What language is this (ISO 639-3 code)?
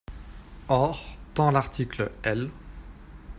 fra